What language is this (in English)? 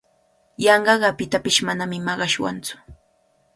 Cajatambo North Lima Quechua